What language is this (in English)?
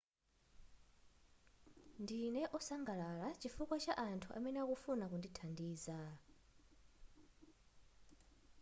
Nyanja